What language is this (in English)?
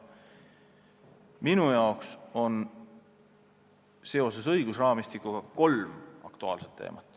Estonian